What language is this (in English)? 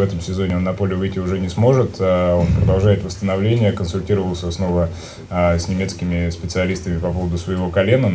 Russian